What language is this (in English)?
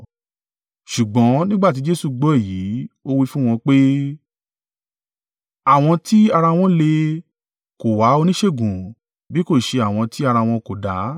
Yoruba